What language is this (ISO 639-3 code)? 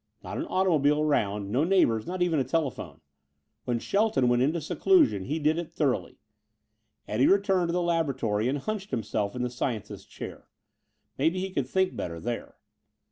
eng